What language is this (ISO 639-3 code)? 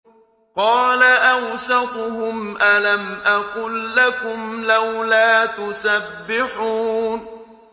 ara